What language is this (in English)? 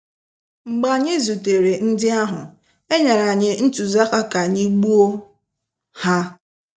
Igbo